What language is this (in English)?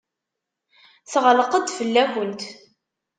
Kabyle